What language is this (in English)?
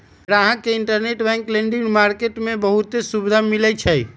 Magahi